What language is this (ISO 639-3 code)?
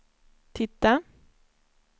swe